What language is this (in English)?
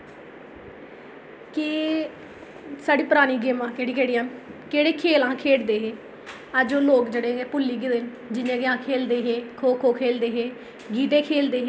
Dogri